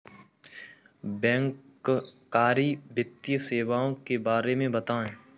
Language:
Hindi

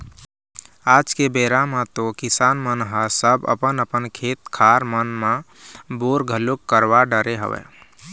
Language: Chhattisgarhi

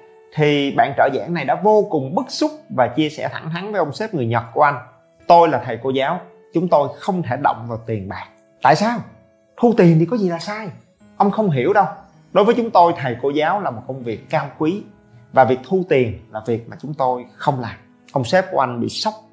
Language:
Vietnamese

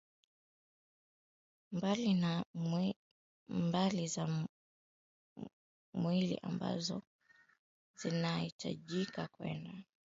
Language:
Swahili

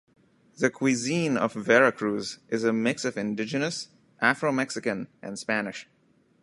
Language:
English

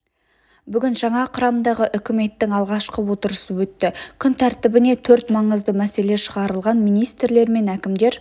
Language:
Kazakh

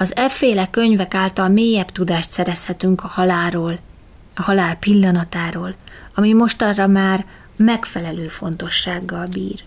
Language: Hungarian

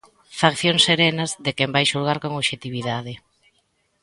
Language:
Galician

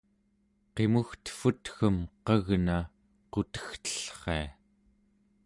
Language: Central Yupik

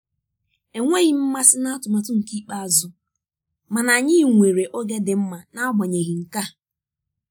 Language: Igbo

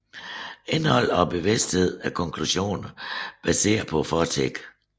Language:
Danish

